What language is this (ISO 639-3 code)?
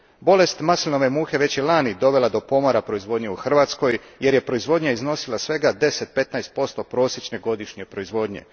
hrv